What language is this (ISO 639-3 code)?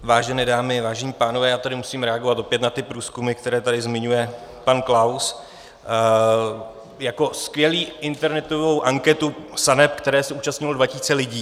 ces